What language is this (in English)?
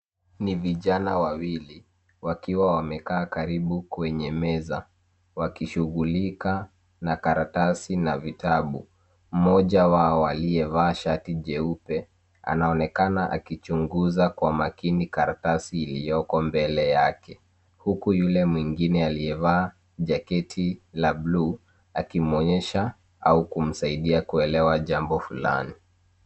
Swahili